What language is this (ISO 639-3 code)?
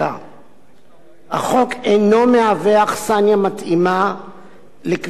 heb